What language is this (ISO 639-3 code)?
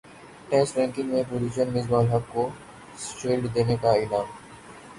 urd